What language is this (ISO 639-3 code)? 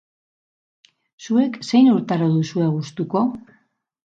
eus